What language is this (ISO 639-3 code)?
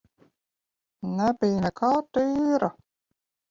lav